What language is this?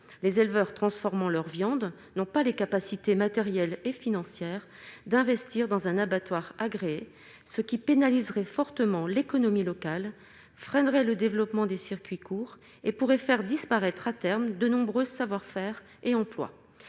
French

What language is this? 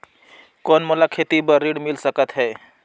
Chhattisgarhi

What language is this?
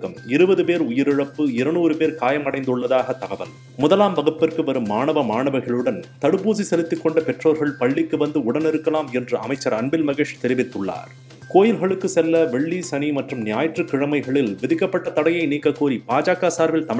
Tamil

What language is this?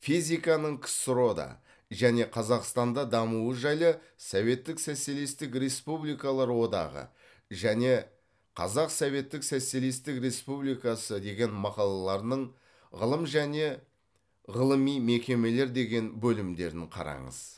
Kazakh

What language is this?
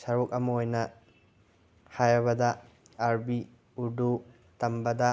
Manipuri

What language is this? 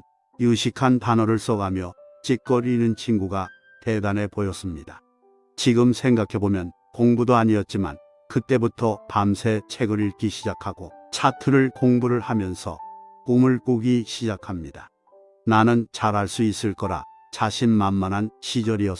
Korean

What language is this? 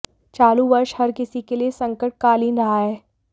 Hindi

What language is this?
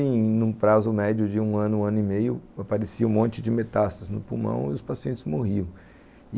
Portuguese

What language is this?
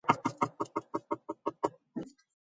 Georgian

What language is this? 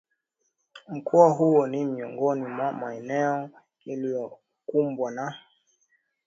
Swahili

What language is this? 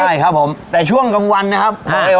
Thai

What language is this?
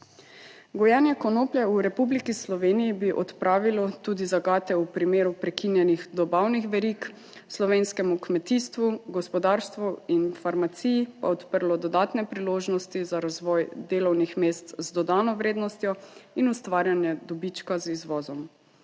Slovenian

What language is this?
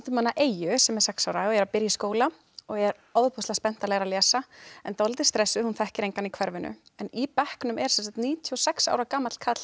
Icelandic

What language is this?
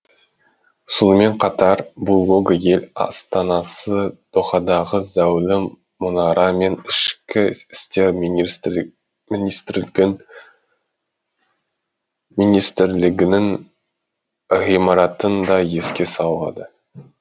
Kazakh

